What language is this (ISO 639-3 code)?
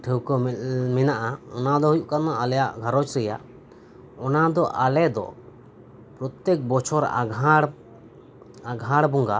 sat